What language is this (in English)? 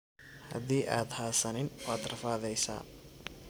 Somali